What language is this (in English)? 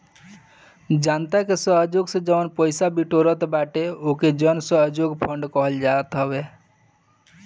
Bhojpuri